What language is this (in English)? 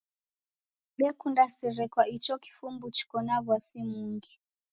Taita